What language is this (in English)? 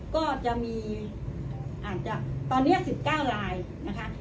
Thai